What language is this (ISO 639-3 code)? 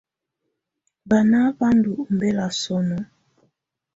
tvu